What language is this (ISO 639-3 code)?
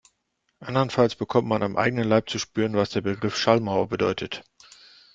deu